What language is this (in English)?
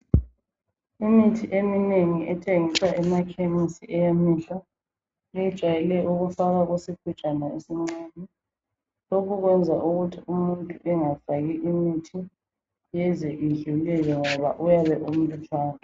North Ndebele